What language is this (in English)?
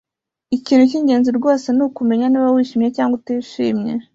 Kinyarwanda